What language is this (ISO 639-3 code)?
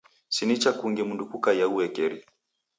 dav